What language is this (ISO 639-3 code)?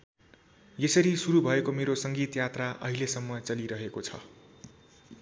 nep